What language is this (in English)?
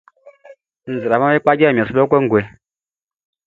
Baoulé